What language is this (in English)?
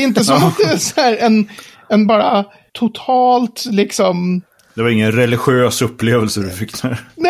Swedish